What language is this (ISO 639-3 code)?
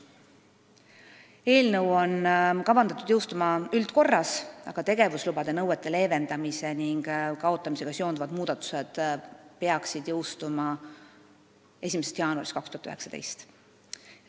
est